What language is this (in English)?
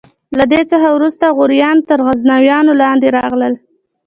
Pashto